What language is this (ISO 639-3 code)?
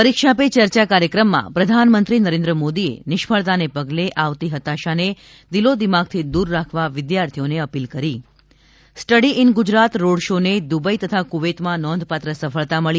guj